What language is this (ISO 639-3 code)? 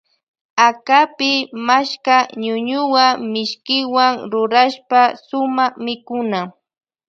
qvj